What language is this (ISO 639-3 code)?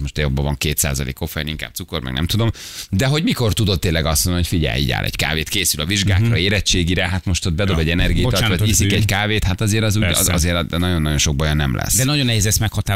hun